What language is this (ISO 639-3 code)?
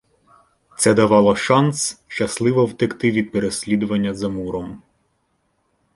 ukr